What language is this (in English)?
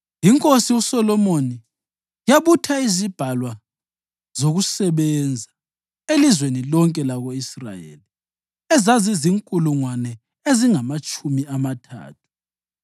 North Ndebele